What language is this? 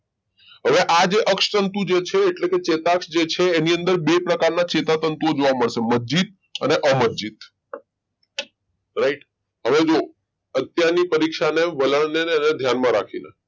Gujarati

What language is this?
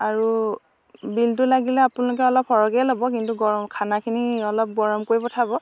Assamese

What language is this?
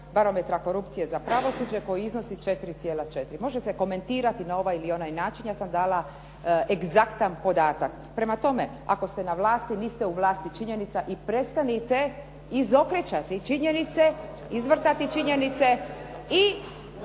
Croatian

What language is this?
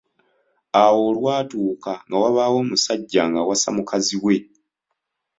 Ganda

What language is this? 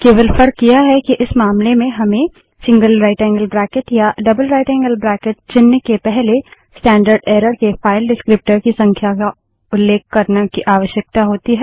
Hindi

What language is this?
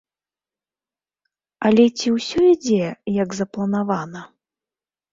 Belarusian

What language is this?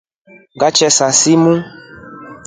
Rombo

